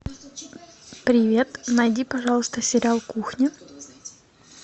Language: Russian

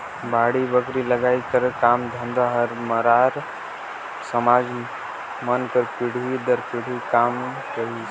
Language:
Chhattisgarhi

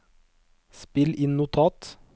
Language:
Norwegian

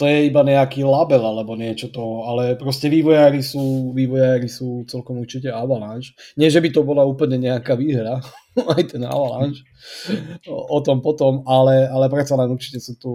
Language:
Slovak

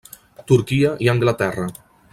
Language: Catalan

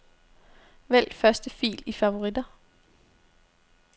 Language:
Danish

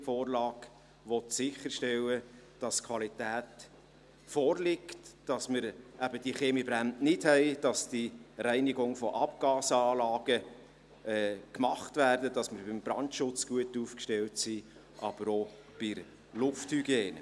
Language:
Swiss German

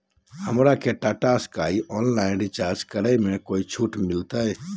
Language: Magahi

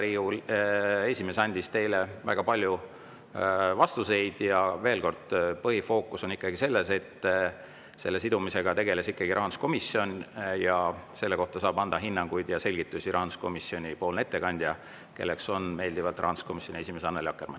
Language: Estonian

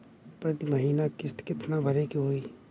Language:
Bhojpuri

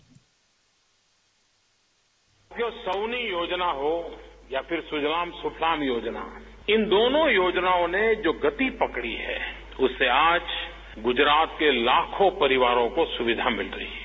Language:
Hindi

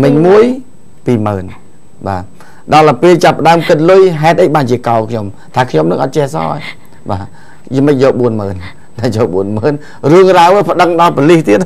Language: Vietnamese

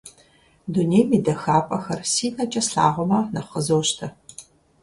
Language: Kabardian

